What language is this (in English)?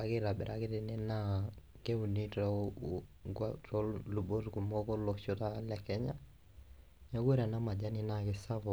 Masai